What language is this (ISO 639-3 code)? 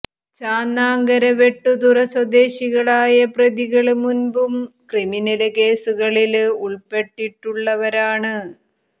mal